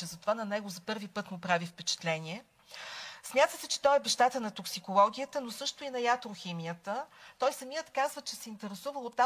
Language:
Bulgarian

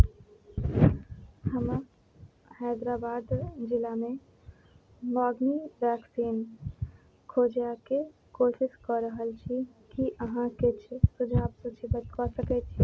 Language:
Maithili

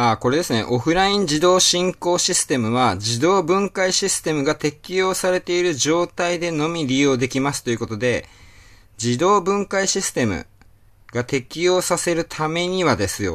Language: Japanese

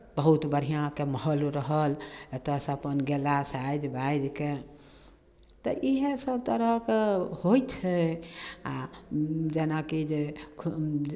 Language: Maithili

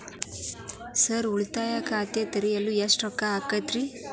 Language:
Kannada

